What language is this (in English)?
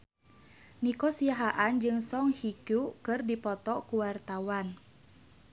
Sundanese